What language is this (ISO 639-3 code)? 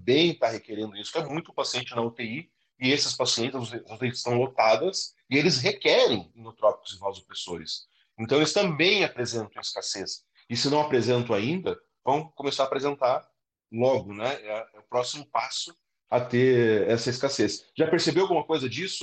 por